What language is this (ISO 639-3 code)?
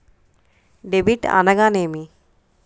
tel